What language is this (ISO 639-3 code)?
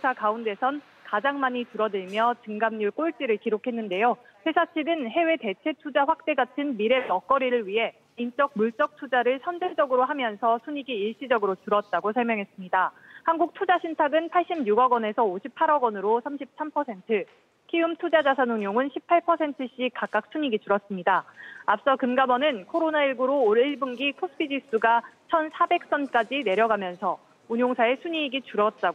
kor